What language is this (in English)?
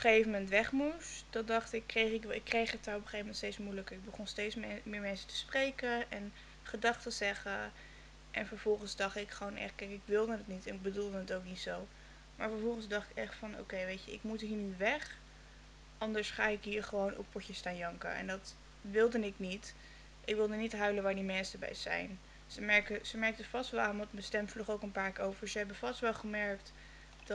Dutch